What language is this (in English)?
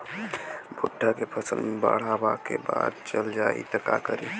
Bhojpuri